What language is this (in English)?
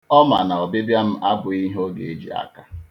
Igbo